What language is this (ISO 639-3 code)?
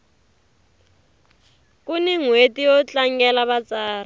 tso